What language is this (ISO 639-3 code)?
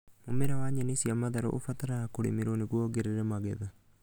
kik